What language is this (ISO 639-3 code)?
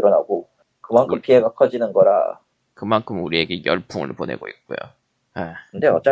kor